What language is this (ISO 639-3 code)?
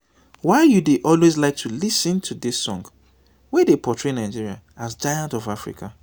pcm